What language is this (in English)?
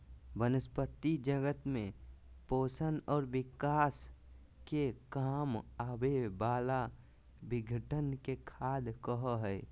Magahi